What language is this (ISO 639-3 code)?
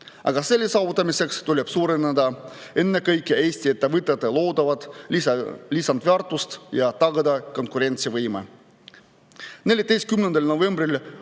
est